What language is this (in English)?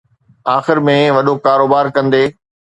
Sindhi